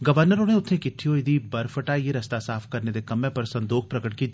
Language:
Dogri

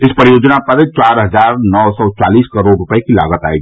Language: Hindi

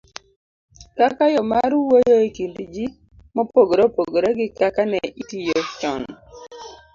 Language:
Luo (Kenya and Tanzania)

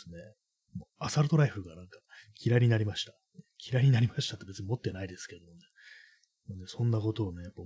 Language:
Japanese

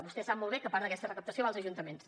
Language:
Catalan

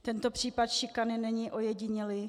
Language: Czech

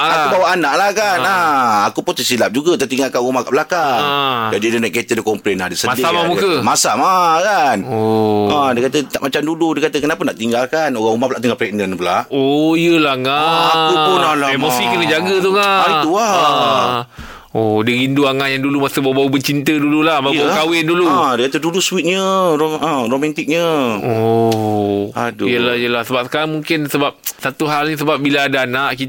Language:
Malay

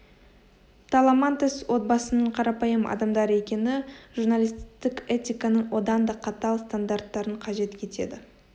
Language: Kazakh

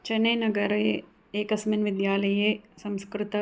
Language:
Sanskrit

